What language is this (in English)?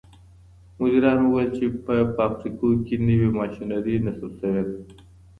Pashto